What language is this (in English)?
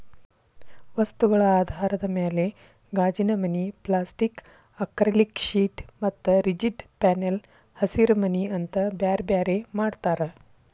Kannada